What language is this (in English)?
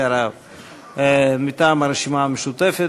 Hebrew